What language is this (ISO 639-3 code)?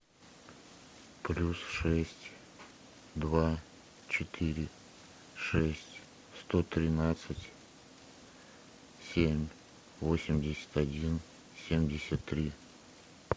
rus